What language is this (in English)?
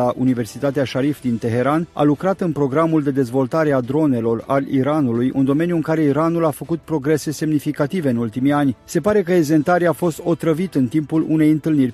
Romanian